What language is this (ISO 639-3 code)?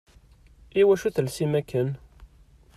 kab